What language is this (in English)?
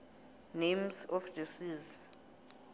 South Ndebele